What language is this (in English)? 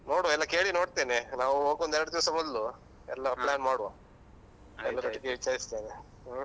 Kannada